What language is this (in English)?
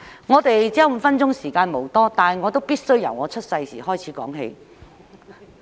Cantonese